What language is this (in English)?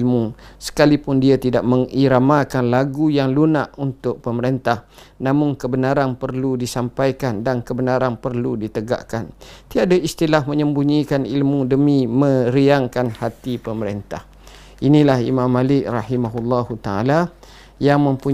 Malay